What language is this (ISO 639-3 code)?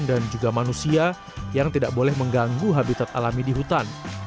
ind